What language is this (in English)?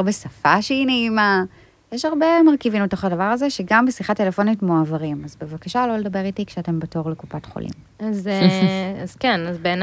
Hebrew